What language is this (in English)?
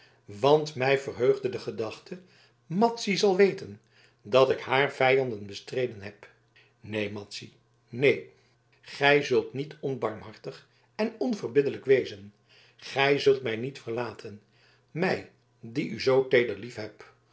Dutch